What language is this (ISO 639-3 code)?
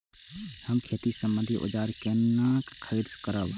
mai